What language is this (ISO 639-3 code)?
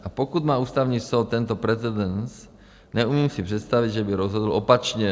ces